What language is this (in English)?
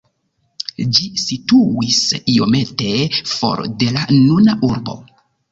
Esperanto